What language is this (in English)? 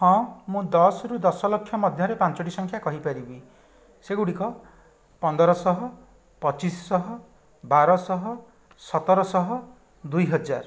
Odia